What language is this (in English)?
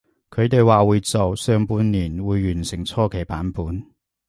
Cantonese